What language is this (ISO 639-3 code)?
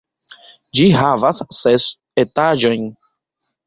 epo